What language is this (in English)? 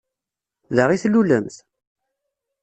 Kabyle